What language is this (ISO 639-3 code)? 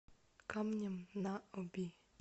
rus